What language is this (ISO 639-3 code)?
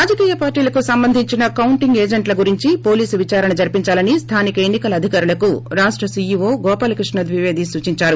tel